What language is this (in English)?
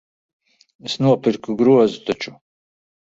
Latvian